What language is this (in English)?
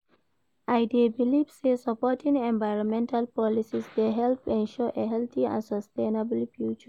Nigerian Pidgin